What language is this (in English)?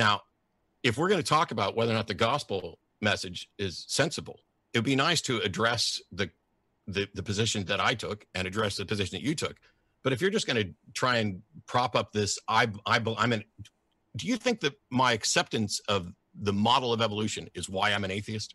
English